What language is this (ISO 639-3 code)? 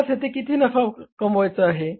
mar